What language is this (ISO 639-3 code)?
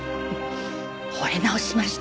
jpn